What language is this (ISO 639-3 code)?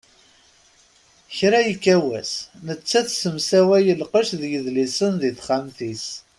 kab